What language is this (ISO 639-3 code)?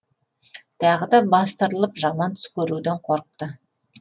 kaz